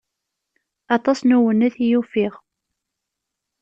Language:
Kabyle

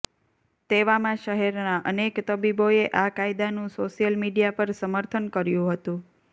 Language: Gujarati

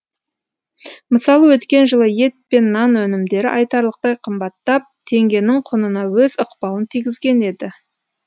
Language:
Kazakh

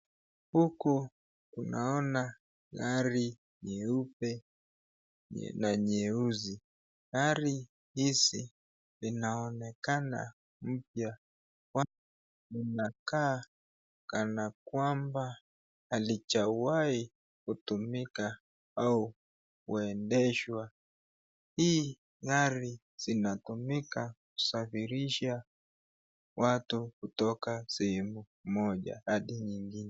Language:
Swahili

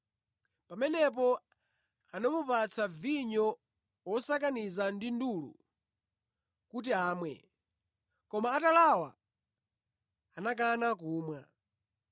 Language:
Nyanja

